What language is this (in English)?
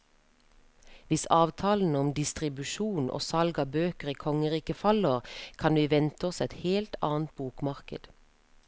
Norwegian